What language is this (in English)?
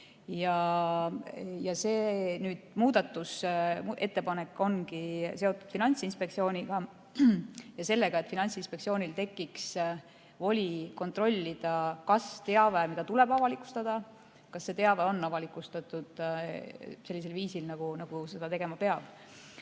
Estonian